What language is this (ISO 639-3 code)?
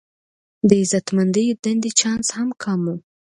pus